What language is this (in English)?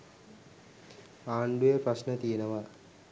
Sinhala